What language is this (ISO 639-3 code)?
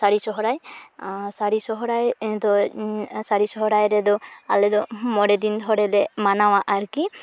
sat